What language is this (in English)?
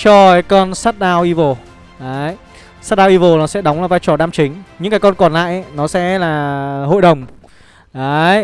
Vietnamese